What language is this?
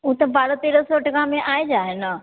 Maithili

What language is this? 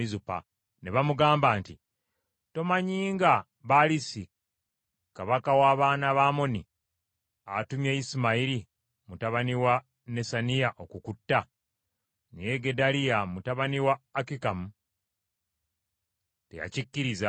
Ganda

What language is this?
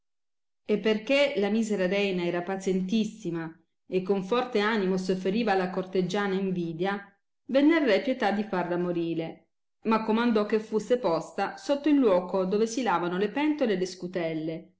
Italian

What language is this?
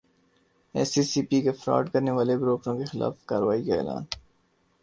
Urdu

